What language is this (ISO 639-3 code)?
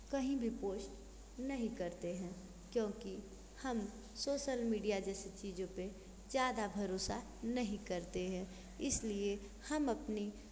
hin